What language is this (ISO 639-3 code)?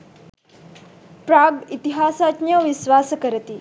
sin